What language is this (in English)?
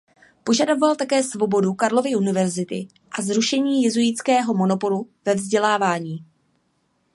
Czech